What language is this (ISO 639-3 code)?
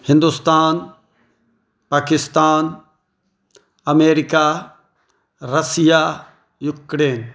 mai